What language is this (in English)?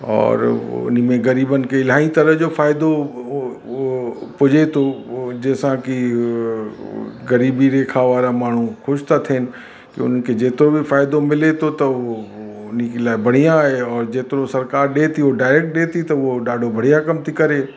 Sindhi